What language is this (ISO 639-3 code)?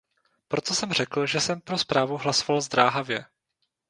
ces